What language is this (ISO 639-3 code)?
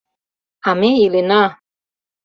chm